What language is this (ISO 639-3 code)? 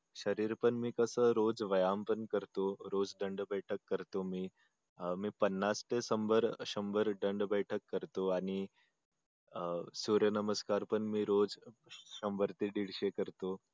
mar